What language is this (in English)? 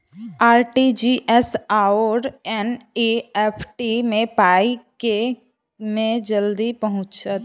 Maithili